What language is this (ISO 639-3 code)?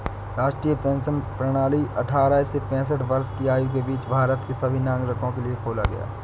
hin